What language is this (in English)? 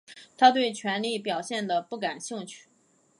Chinese